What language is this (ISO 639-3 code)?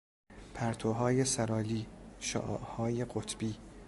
fas